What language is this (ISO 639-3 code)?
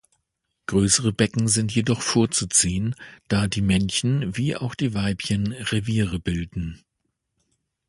deu